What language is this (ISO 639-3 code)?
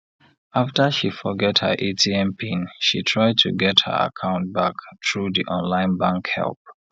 pcm